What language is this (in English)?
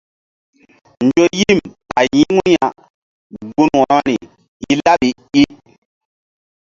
Mbum